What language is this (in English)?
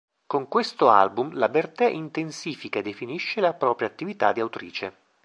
Italian